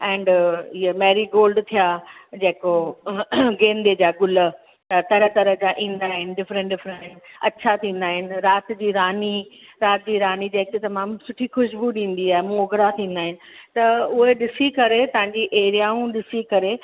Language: Sindhi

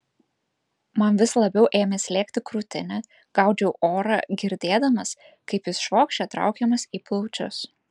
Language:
Lithuanian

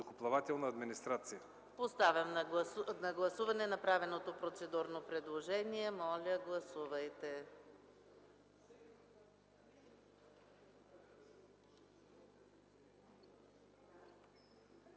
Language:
Bulgarian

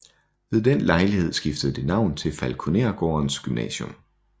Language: Danish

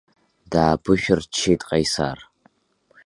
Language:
Abkhazian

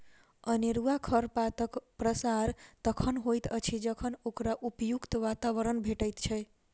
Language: Maithili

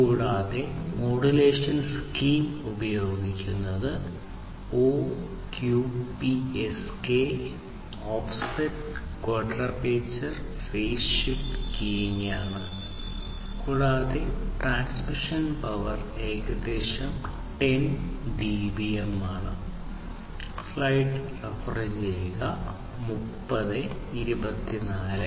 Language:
Malayalam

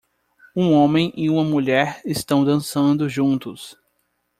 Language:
Portuguese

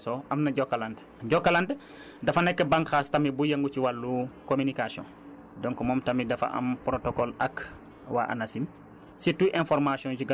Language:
Wolof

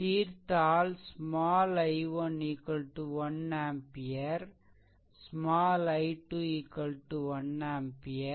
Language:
Tamil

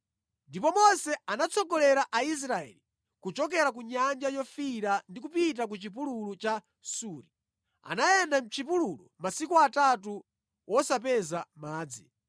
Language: Nyanja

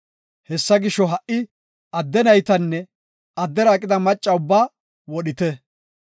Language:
Gofa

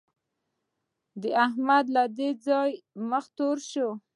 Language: Pashto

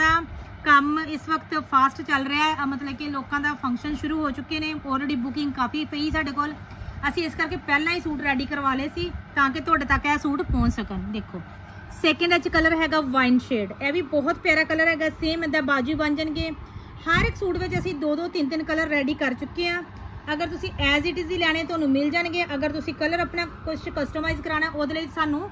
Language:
Hindi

